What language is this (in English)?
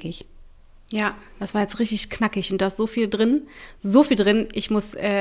German